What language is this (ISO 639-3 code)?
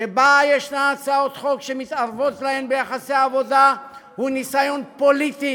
heb